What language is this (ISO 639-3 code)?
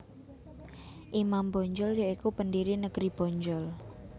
jav